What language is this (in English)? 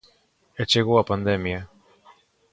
Galician